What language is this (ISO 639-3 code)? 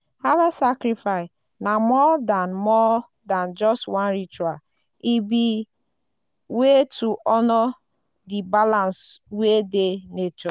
pcm